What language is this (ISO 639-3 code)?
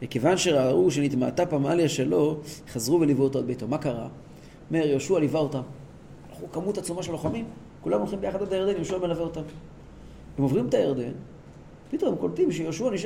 heb